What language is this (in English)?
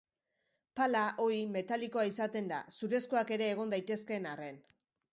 Basque